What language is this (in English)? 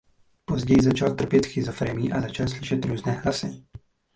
Czech